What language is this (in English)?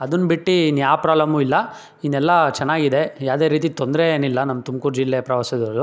Kannada